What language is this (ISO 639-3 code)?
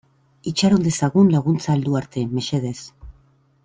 eus